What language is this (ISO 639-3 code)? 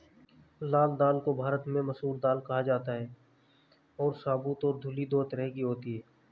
hin